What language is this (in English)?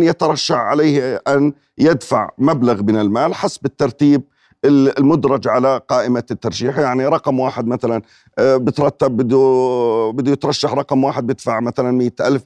Arabic